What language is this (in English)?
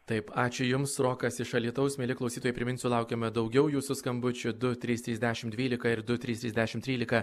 Lithuanian